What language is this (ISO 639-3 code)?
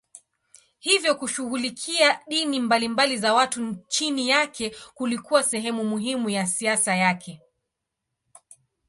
swa